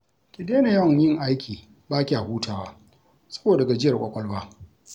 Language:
Hausa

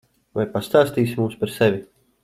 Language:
Latvian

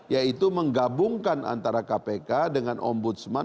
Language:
Indonesian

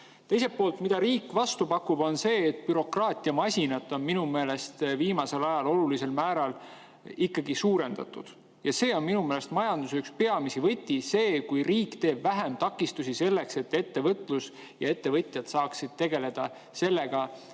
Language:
Estonian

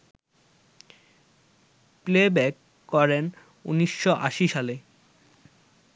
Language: Bangla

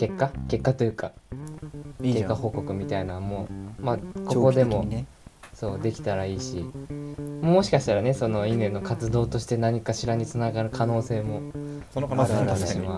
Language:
Japanese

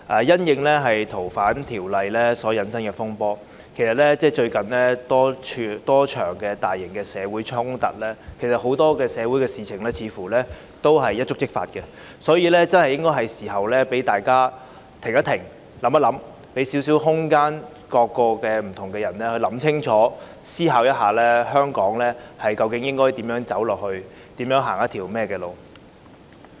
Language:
Cantonese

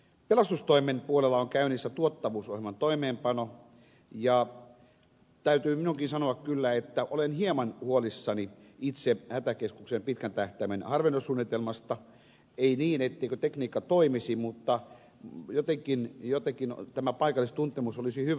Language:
Finnish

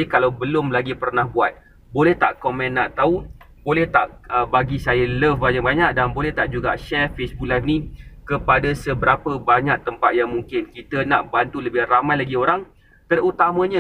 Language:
Malay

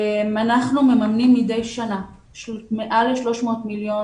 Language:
Hebrew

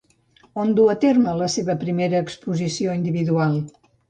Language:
Catalan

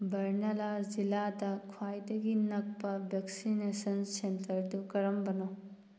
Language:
Manipuri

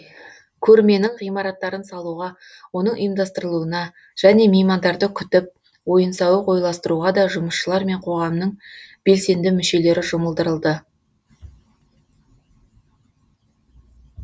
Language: Kazakh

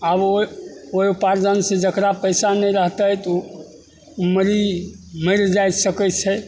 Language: Maithili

